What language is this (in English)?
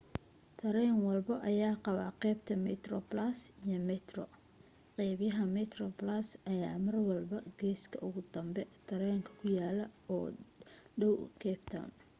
Somali